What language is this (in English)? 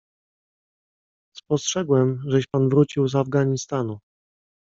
Polish